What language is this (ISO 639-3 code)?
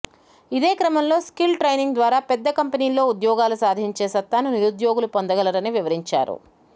tel